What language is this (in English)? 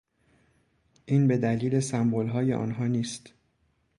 Persian